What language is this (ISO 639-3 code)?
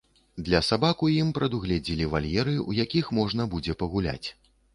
bel